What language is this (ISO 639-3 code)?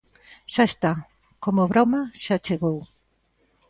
glg